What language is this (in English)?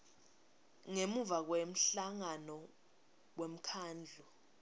Swati